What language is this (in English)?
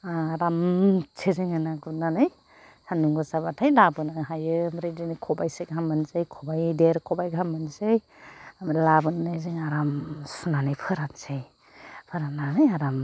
Bodo